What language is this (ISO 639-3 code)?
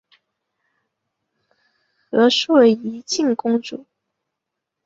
zho